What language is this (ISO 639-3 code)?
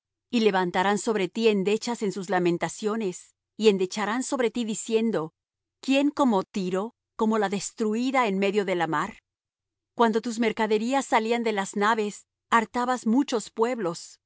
spa